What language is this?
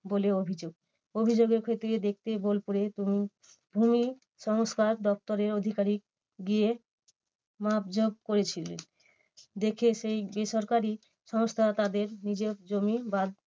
Bangla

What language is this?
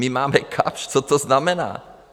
Czech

